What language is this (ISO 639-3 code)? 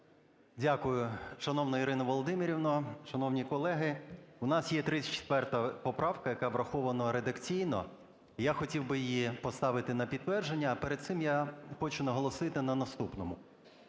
ukr